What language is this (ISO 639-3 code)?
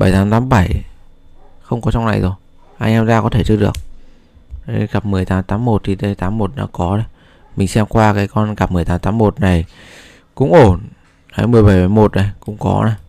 vie